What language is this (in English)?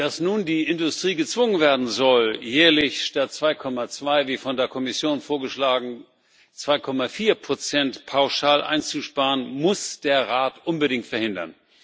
German